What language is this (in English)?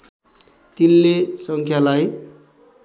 Nepali